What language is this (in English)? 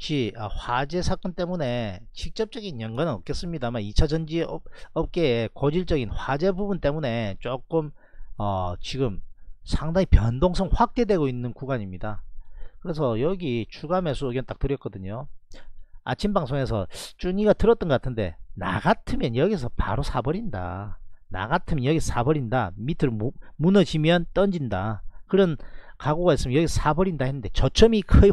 Korean